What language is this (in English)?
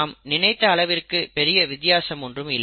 Tamil